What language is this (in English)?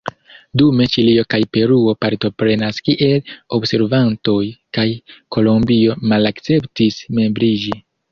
Esperanto